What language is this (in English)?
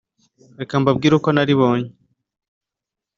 Kinyarwanda